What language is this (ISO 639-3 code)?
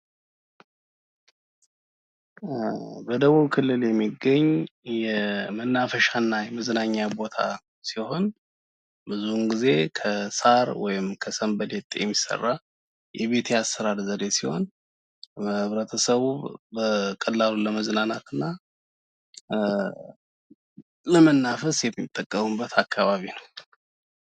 amh